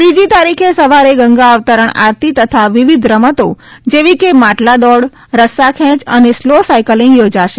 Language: Gujarati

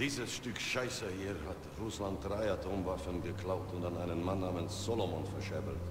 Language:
German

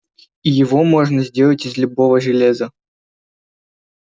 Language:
Russian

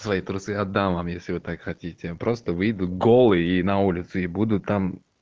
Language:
Russian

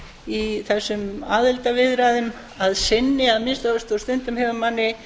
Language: Icelandic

